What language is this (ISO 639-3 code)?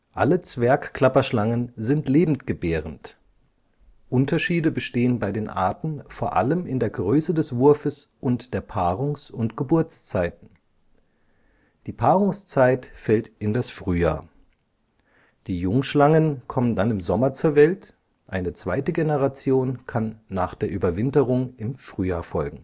deu